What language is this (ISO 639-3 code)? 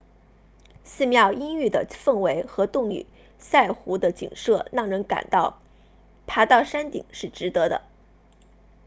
zho